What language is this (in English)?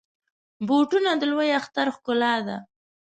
Pashto